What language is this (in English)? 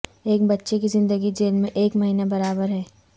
Urdu